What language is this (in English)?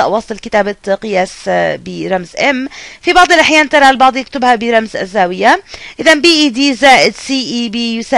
Arabic